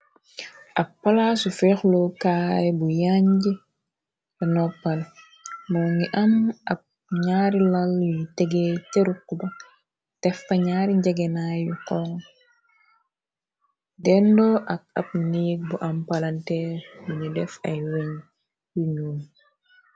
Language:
Wolof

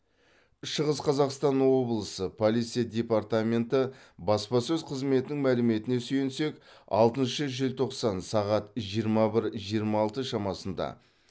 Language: Kazakh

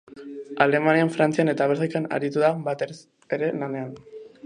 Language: Basque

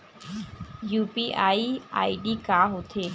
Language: Chhattisgarhi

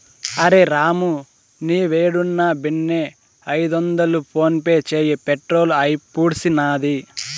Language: Telugu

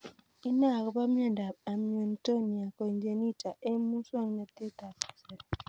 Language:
Kalenjin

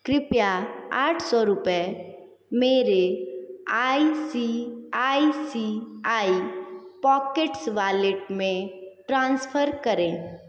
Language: Hindi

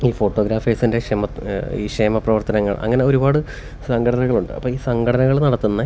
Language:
Malayalam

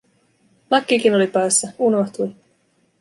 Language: Finnish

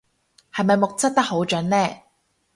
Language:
Cantonese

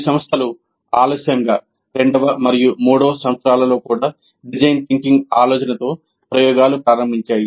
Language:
Telugu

